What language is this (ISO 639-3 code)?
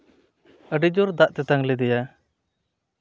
sat